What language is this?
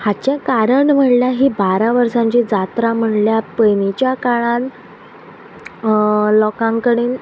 Konkani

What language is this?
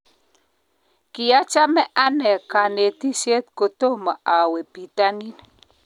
Kalenjin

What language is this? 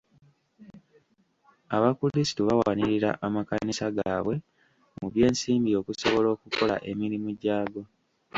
Ganda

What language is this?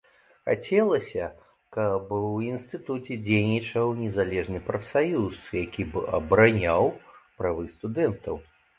Belarusian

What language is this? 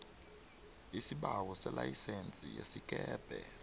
South Ndebele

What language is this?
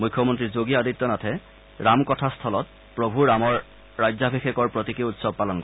Assamese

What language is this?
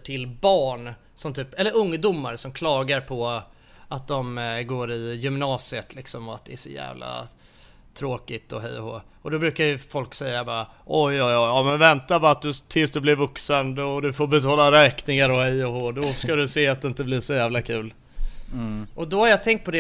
Swedish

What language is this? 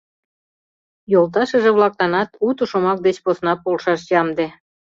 Mari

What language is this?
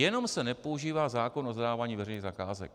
Czech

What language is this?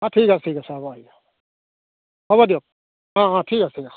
Assamese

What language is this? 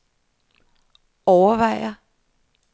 Danish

